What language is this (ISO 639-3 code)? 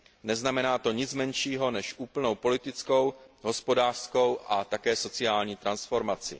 ces